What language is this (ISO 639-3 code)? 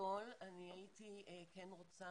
heb